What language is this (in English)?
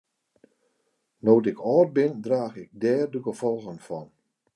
Western Frisian